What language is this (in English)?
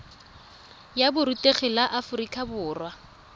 Tswana